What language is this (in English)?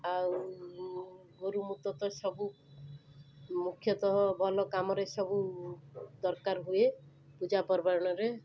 Odia